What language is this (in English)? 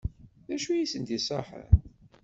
Kabyle